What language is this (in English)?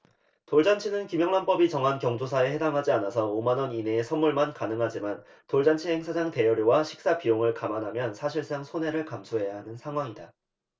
Korean